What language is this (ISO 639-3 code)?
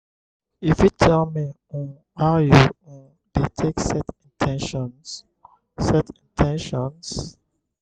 pcm